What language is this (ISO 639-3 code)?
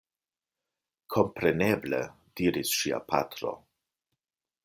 epo